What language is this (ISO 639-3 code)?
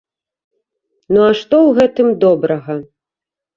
bel